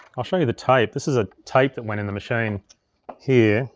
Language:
English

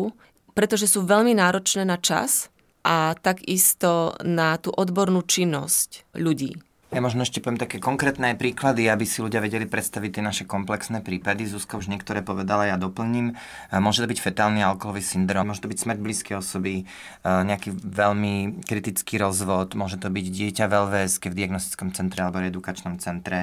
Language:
Slovak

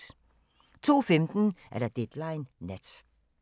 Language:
Danish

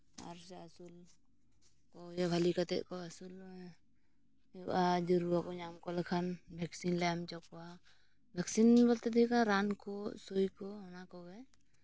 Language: Santali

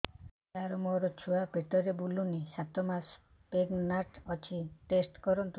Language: Odia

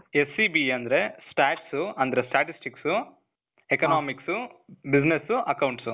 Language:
Kannada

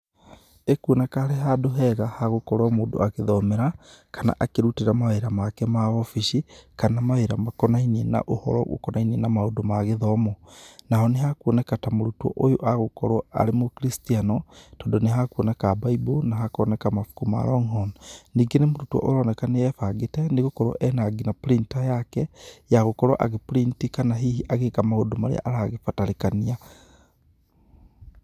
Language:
Kikuyu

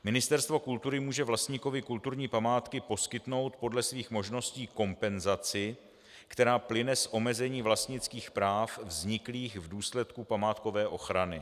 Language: Czech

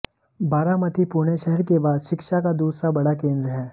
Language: Hindi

